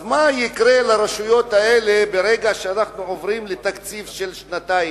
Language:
Hebrew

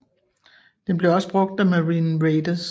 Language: Danish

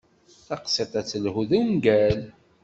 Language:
Kabyle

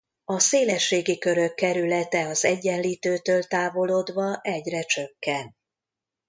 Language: Hungarian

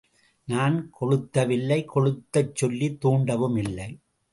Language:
Tamil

